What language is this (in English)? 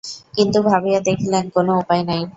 Bangla